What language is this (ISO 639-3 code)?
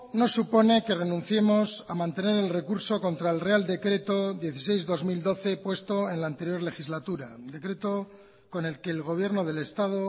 spa